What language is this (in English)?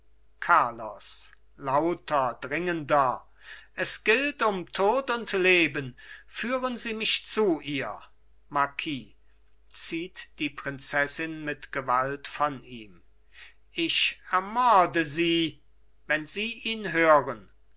German